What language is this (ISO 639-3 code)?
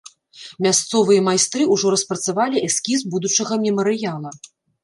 bel